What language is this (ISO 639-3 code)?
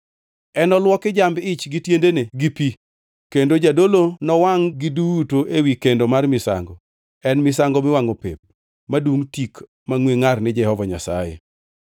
luo